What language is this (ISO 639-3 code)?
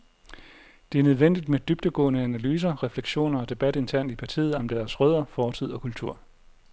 dan